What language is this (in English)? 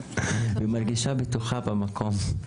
Hebrew